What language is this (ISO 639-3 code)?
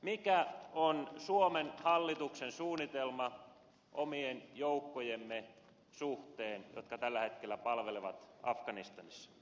fin